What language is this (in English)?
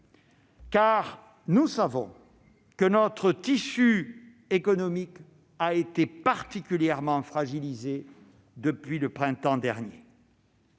French